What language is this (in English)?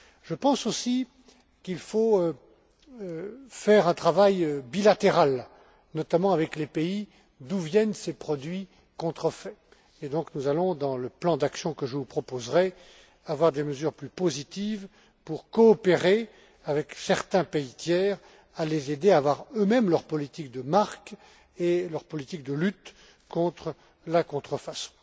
French